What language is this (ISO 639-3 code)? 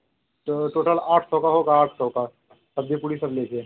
hin